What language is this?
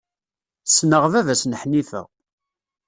Kabyle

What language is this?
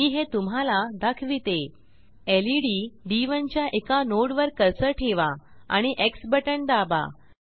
Marathi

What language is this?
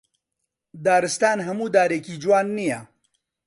Central Kurdish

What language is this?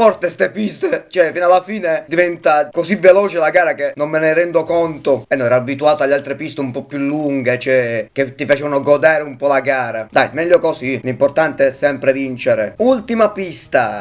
Italian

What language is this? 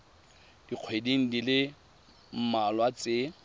Tswana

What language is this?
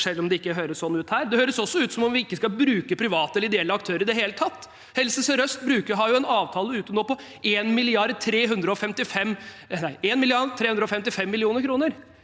Norwegian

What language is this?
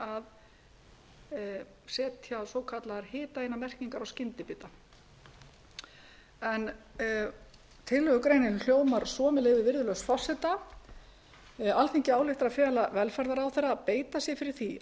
Icelandic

